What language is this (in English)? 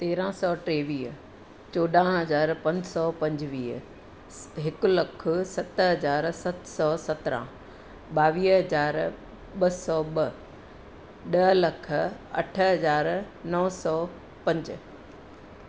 Sindhi